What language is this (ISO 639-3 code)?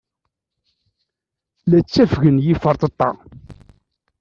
kab